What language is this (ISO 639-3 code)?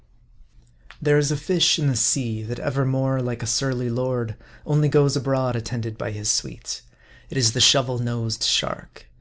eng